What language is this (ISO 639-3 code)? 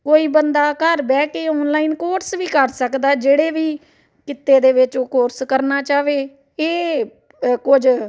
pan